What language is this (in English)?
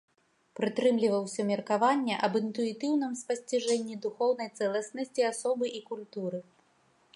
Belarusian